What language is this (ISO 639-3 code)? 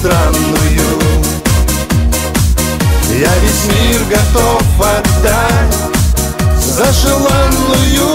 rus